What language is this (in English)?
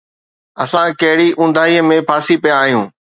Sindhi